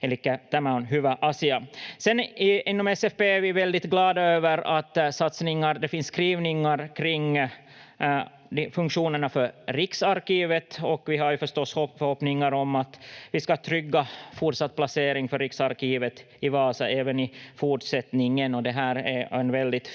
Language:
Finnish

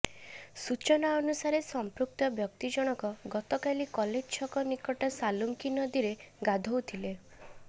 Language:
Odia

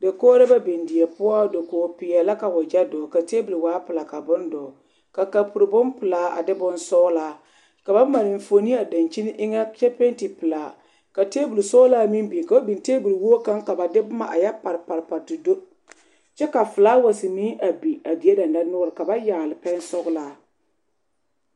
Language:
Southern Dagaare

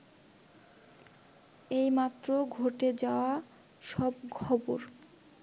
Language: Bangla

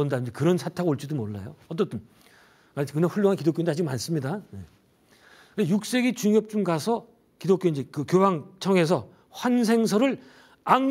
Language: Korean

